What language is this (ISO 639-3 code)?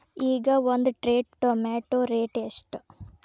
kan